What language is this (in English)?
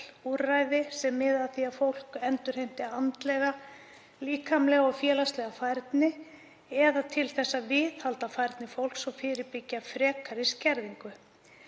Icelandic